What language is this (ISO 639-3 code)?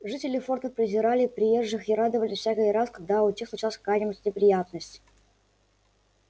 rus